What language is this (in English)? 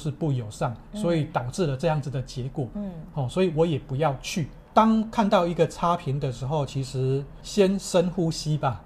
Chinese